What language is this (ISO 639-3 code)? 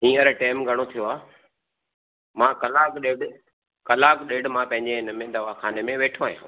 snd